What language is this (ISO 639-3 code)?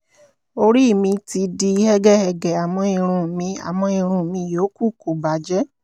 yor